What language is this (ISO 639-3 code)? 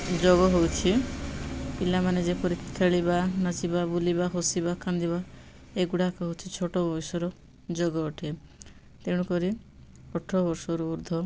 ori